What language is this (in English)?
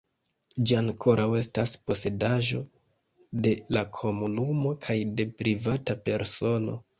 Esperanto